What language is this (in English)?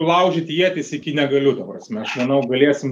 Lithuanian